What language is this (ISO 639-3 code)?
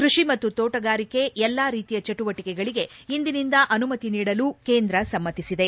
kan